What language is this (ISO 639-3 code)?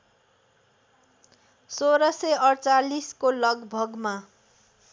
nep